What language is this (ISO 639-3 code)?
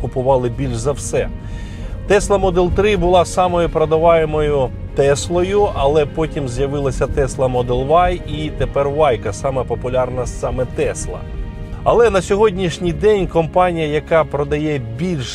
ukr